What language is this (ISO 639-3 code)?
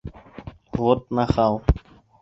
bak